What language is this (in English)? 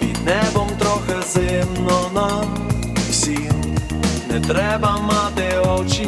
Ukrainian